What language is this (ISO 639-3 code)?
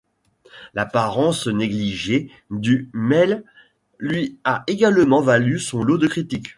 fra